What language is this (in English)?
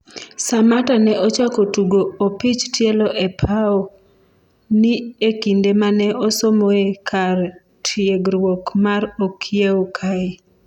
Luo (Kenya and Tanzania)